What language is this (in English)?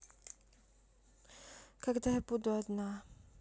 Russian